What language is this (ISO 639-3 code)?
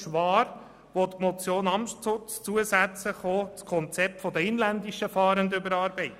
gsw